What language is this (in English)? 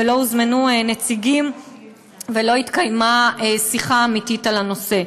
Hebrew